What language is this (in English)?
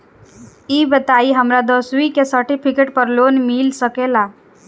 Bhojpuri